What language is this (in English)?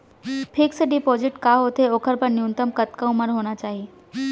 Chhattisgarhi